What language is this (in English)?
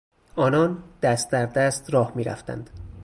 Persian